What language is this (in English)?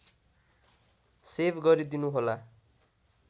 Nepali